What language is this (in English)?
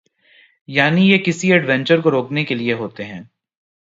Urdu